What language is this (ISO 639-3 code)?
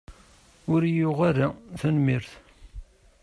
kab